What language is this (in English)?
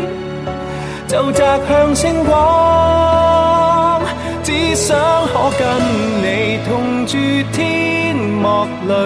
Chinese